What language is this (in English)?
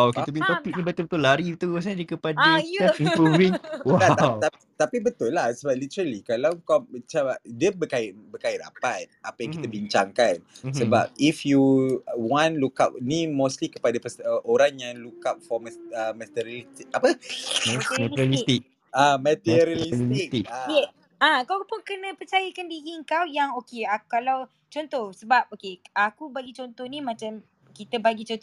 Malay